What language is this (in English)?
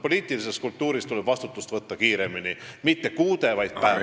Estonian